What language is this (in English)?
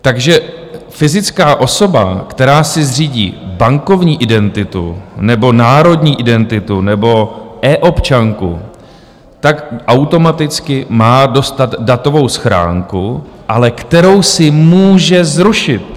Czech